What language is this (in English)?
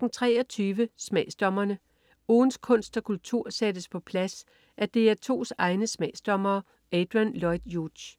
Danish